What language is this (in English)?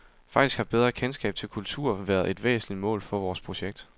Danish